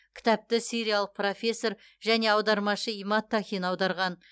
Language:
Kazakh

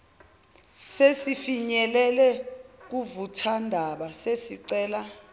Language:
Zulu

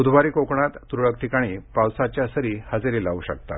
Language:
Marathi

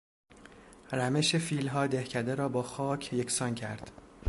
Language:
Persian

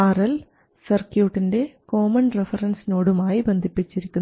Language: Malayalam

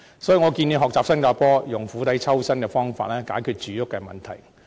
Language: Cantonese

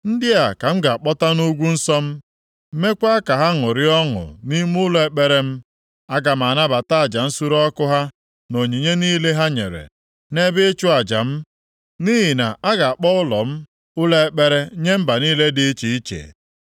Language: Igbo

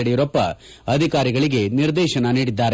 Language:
Kannada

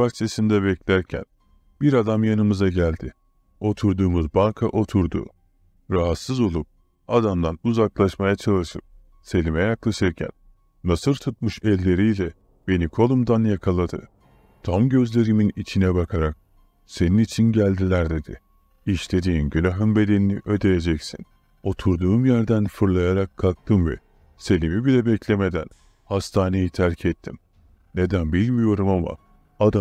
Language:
Turkish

